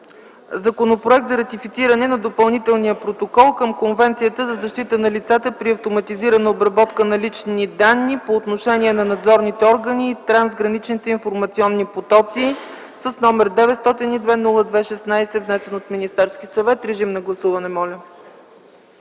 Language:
Bulgarian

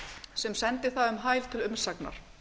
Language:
Icelandic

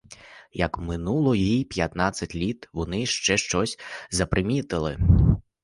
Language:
Ukrainian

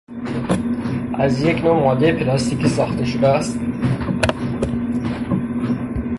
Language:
Persian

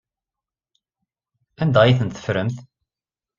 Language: Kabyle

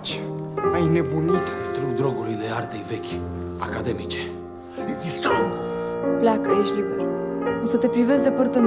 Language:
Romanian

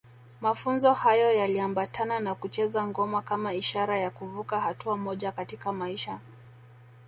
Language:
Swahili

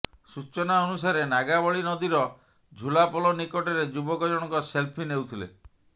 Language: Odia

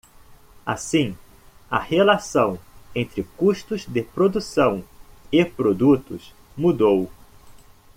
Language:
Portuguese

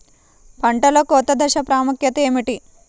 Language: Telugu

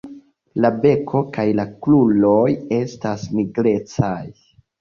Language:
Esperanto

